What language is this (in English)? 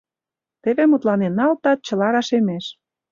Mari